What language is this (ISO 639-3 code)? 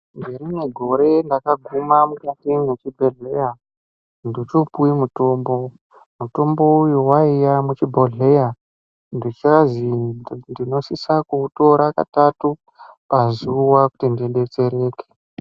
ndc